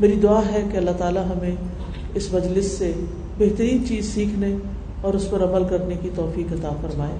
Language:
Urdu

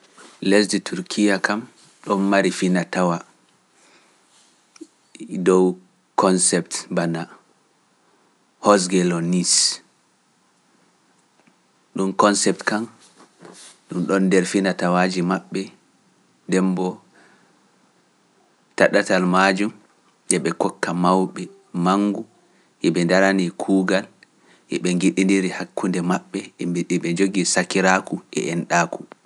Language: Pular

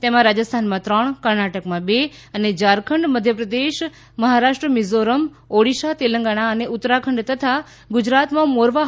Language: Gujarati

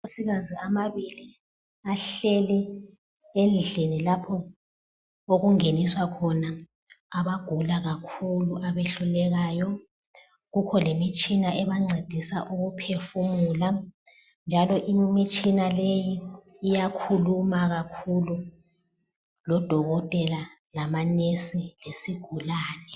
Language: North Ndebele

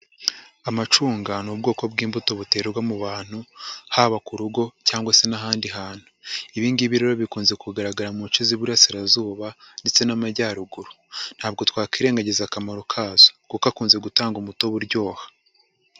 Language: Kinyarwanda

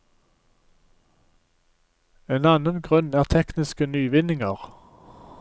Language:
Norwegian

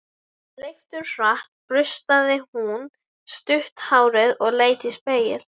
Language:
Icelandic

